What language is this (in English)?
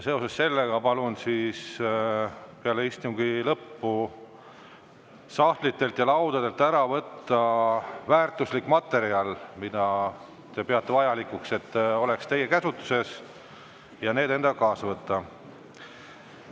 Estonian